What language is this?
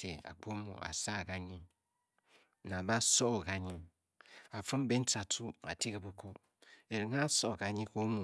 Bokyi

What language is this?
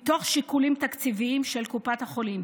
Hebrew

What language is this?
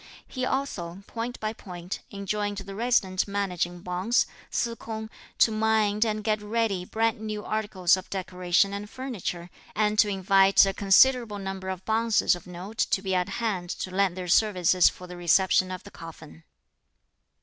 English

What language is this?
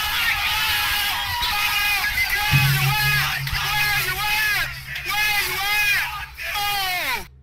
Russian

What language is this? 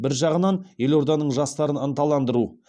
Kazakh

